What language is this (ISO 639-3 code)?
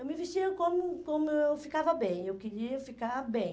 por